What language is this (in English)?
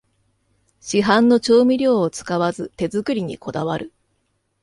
Japanese